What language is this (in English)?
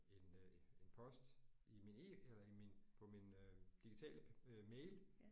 Danish